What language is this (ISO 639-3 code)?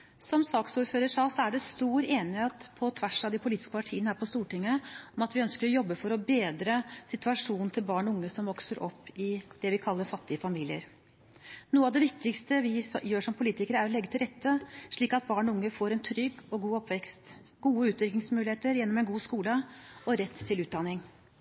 nob